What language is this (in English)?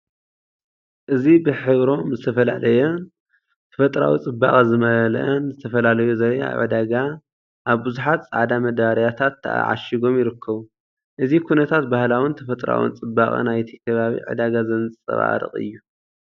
Tigrinya